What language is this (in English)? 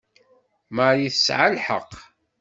Kabyle